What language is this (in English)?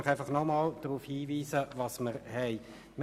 Swiss German